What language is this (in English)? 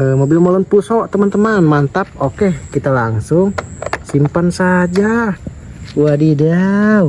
Indonesian